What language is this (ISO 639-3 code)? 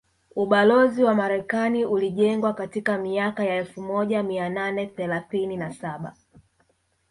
swa